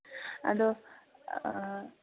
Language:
Manipuri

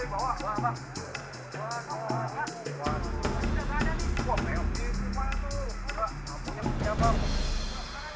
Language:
Indonesian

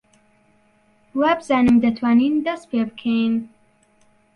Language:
Central Kurdish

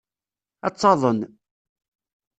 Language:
Kabyle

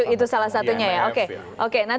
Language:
Indonesian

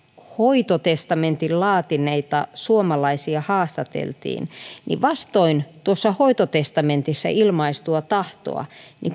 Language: Finnish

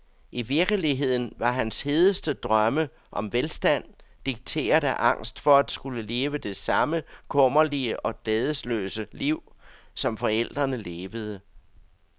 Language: Danish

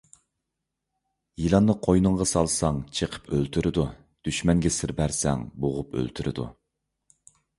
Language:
Uyghur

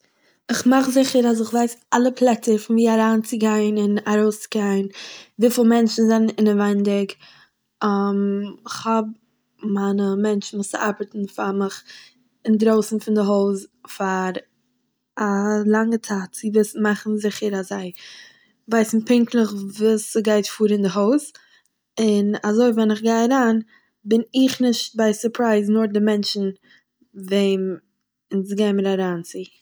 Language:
Yiddish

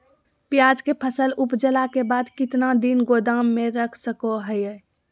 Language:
Magahi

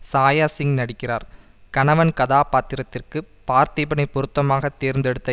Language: Tamil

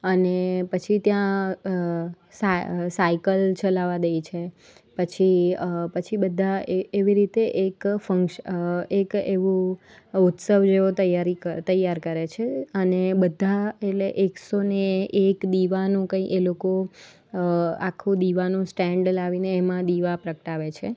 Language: Gujarati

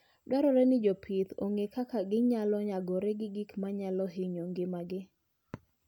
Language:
Luo (Kenya and Tanzania)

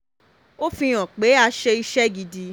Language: Yoruba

